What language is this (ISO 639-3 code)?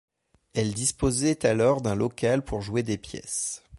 fra